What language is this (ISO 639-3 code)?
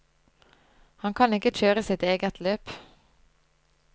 nor